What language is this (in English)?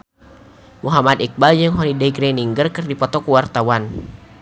Sundanese